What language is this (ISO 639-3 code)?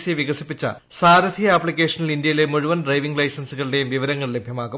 mal